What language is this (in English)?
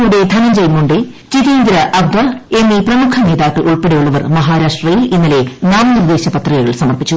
Malayalam